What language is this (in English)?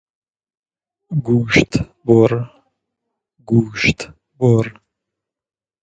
Persian